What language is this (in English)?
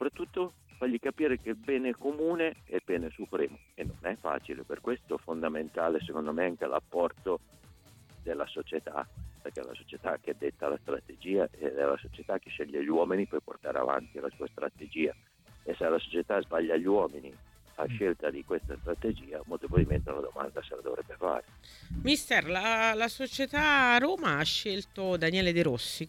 Italian